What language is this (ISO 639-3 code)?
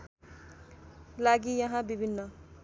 nep